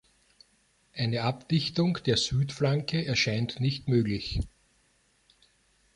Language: German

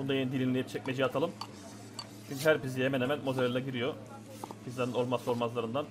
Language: Turkish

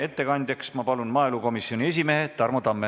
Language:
Estonian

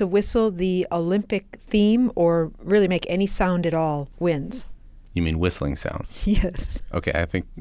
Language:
English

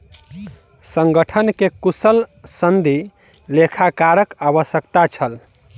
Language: Maithili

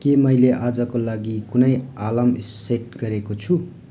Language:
Nepali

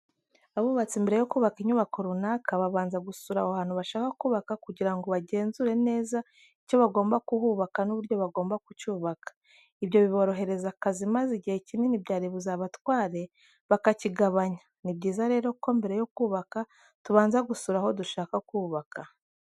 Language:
Kinyarwanda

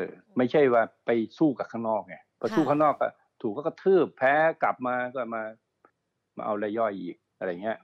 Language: Thai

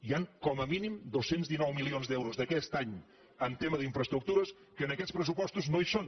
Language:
Catalan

